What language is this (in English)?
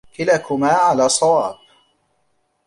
Arabic